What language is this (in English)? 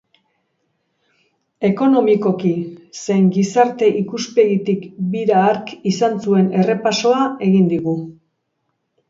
Basque